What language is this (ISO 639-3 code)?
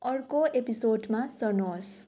nep